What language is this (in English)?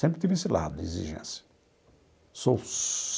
Portuguese